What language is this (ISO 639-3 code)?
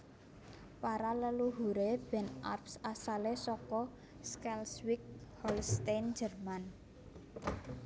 jav